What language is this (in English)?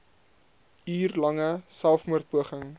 Afrikaans